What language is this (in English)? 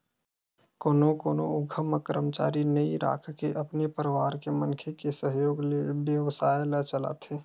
Chhattisgarhi